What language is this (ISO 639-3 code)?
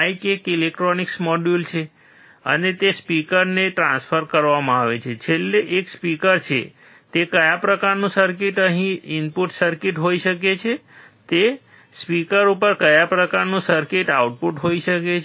guj